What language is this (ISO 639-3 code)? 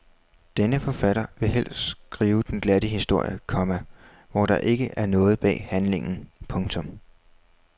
dan